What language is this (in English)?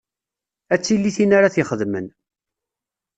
Kabyle